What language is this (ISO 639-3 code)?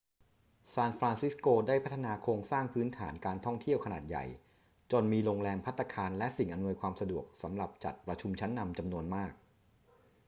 tha